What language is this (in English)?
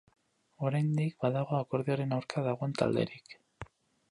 Basque